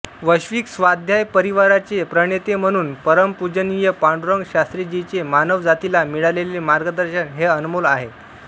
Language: Marathi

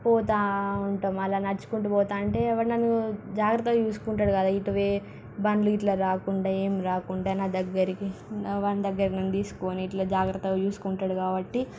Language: Telugu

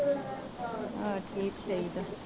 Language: Punjabi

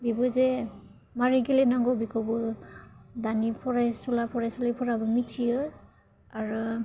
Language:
Bodo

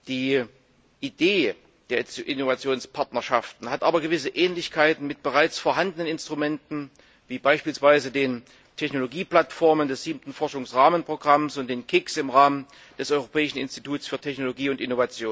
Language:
German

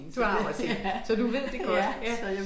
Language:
Danish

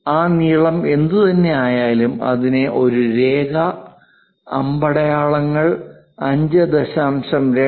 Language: Malayalam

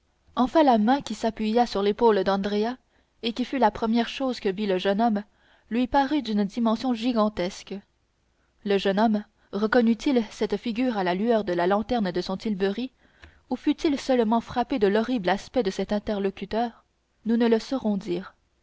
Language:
French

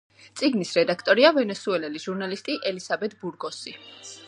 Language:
Georgian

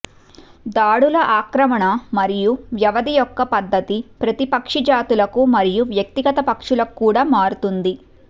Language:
Telugu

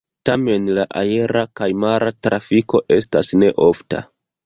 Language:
Esperanto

